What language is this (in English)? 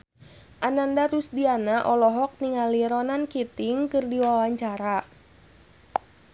Sundanese